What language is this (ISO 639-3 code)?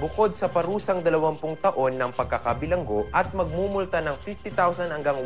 fil